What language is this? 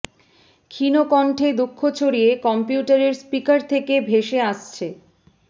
Bangla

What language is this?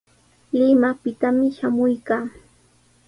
Sihuas Ancash Quechua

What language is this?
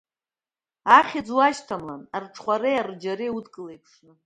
Abkhazian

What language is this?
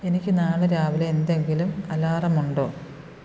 Malayalam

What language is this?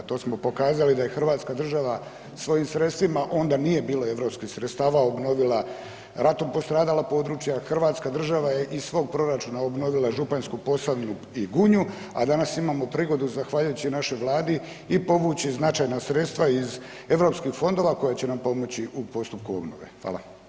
Croatian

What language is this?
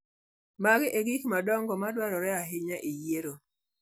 Luo (Kenya and Tanzania)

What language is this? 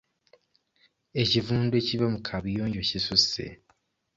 Ganda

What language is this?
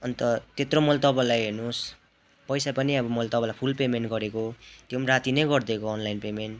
Nepali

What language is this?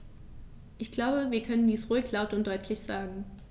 German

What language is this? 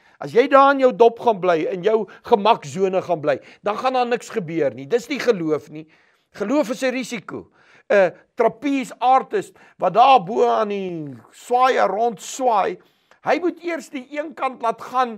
Dutch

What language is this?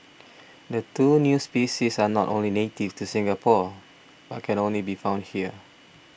English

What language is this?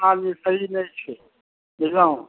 Maithili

